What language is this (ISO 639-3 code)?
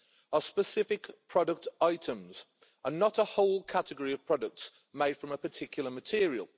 eng